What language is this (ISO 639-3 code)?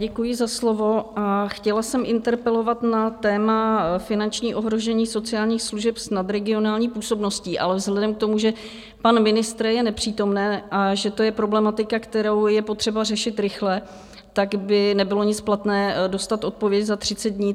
ces